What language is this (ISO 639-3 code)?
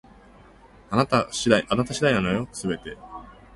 jpn